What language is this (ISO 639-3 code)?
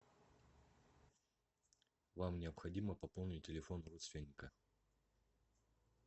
rus